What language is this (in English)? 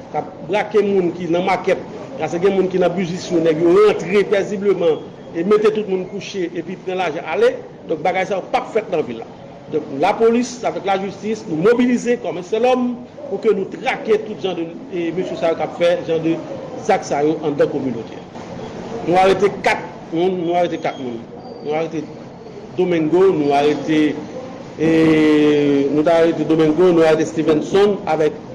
French